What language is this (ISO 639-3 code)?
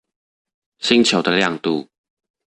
zho